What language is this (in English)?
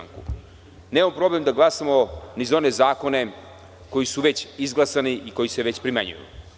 Serbian